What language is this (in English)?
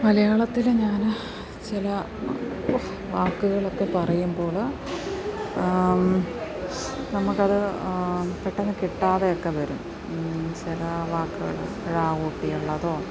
Malayalam